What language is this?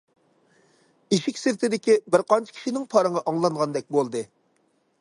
Uyghur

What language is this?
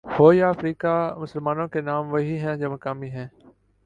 Urdu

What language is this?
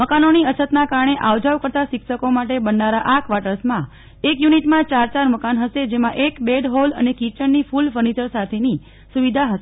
Gujarati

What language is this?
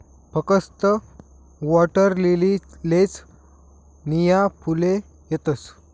Marathi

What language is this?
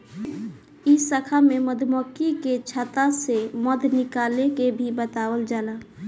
Bhojpuri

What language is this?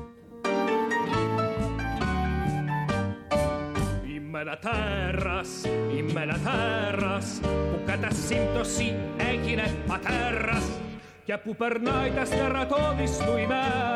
Greek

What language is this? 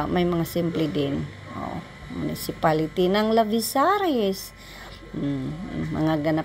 Filipino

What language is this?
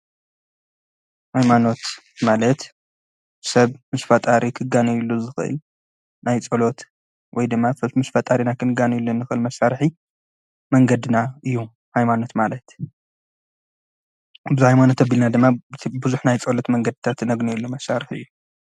Tigrinya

